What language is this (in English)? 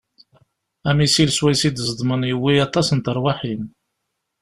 Kabyle